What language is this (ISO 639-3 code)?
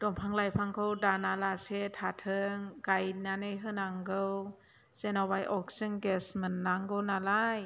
brx